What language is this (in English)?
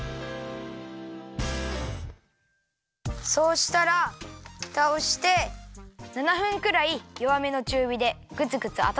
Japanese